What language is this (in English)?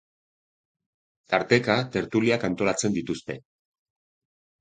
Basque